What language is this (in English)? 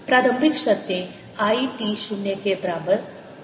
Hindi